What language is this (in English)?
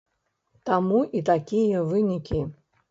Belarusian